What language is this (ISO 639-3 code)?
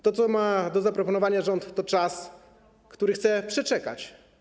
pol